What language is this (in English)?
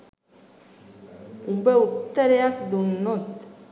Sinhala